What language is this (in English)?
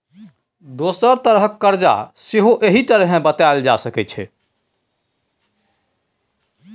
Maithili